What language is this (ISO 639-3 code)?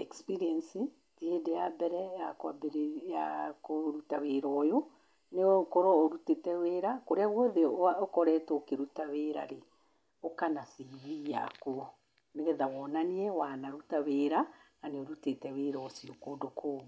kik